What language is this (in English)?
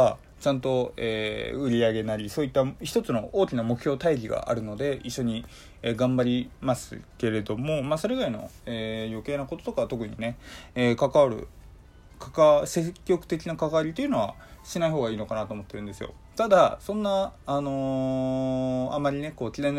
Japanese